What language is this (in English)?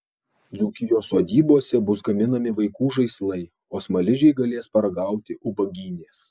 Lithuanian